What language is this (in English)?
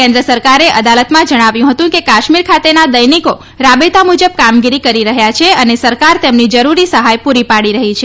Gujarati